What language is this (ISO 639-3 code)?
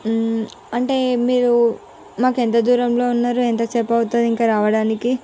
tel